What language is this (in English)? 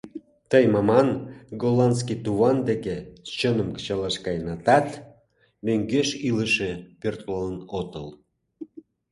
Mari